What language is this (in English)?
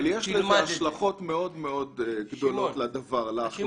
Hebrew